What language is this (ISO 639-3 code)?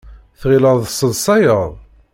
kab